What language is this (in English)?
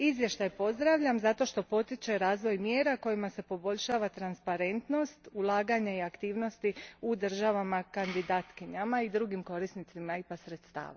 Croatian